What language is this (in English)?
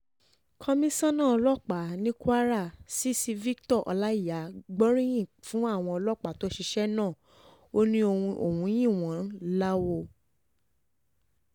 Yoruba